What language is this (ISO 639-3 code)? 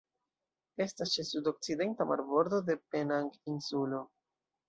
epo